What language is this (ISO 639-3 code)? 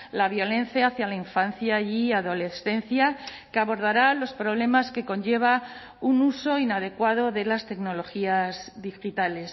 spa